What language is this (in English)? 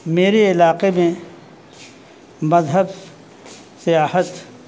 Urdu